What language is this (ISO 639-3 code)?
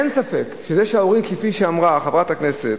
heb